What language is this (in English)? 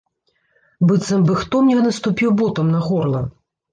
Belarusian